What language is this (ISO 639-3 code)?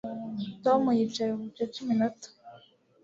kin